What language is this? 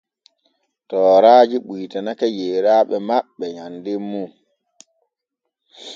Borgu Fulfulde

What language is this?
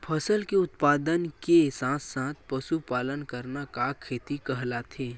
Chhattisgarhi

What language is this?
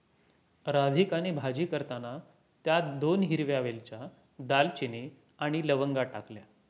Marathi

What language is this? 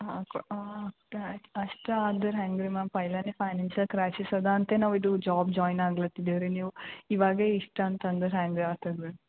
Kannada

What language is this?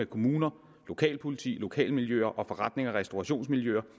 Danish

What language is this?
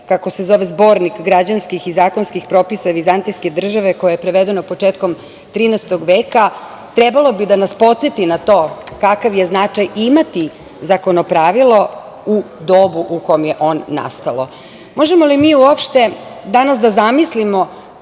Serbian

